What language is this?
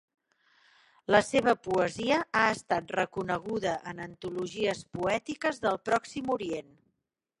Catalan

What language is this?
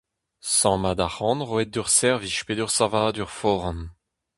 Breton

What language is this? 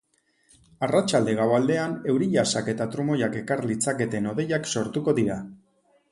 Basque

